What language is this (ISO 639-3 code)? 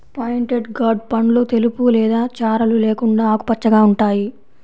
tel